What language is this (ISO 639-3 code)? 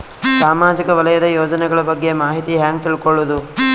kan